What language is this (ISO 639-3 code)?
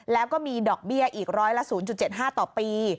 tha